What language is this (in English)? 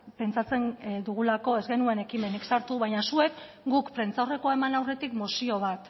Basque